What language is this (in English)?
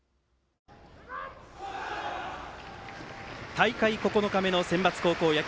Japanese